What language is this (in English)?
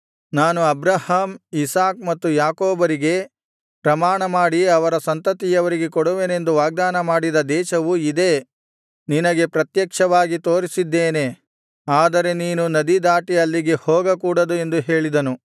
Kannada